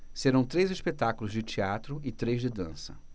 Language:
Portuguese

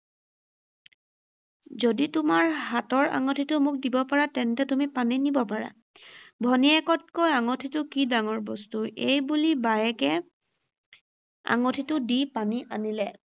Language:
Assamese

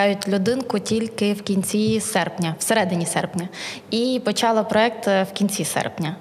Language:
Ukrainian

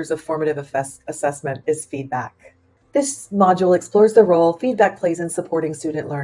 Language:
English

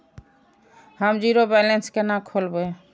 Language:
Maithili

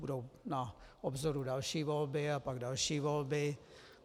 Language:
Czech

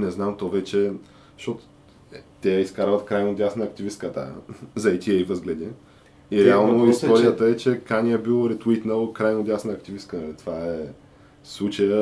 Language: Bulgarian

